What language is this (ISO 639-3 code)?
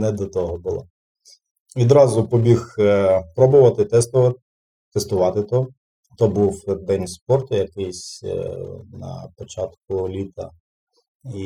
ukr